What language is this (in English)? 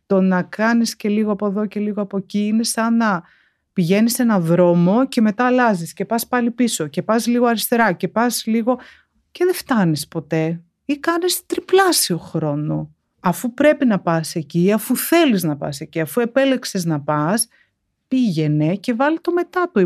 Greek